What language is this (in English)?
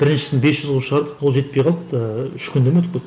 Kazakh